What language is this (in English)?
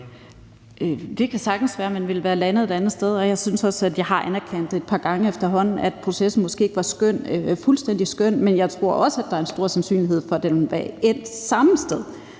Danish